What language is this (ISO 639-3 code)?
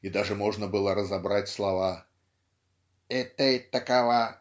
rus